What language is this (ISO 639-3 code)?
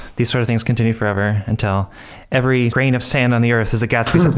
eng